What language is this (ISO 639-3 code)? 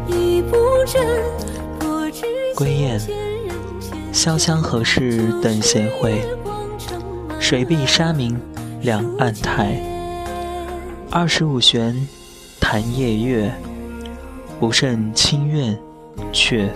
zho